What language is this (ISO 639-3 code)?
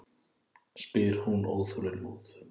isl